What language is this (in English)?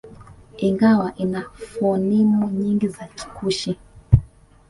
Swahili